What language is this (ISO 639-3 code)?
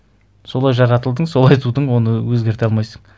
kaz